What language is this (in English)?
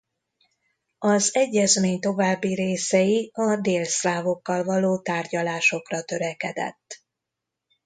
Hungarian